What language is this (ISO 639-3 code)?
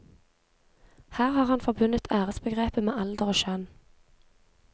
nor